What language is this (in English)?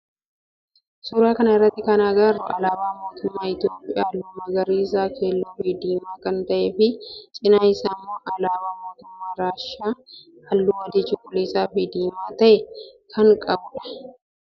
Oromo